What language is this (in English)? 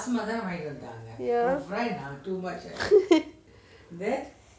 English